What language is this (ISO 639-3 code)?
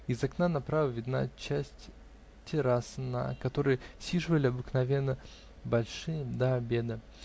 rus